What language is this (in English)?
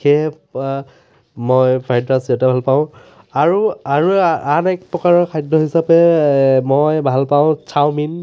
Assamese